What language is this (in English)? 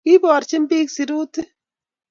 Kalenjin